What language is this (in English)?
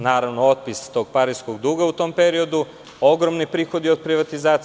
Serbian